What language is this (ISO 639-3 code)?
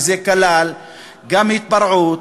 heb